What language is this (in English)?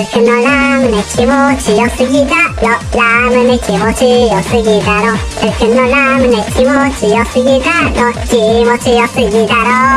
Japanese